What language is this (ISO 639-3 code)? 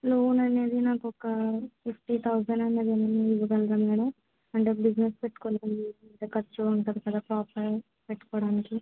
tel